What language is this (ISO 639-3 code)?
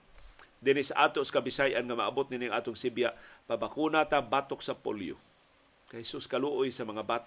fil